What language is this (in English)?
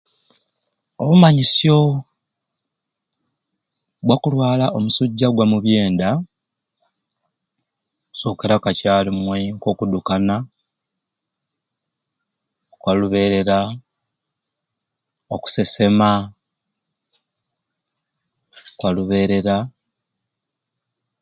Ruuli